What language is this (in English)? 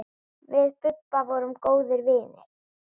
Icelandic